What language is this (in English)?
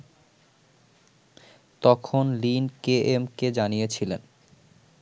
Bangla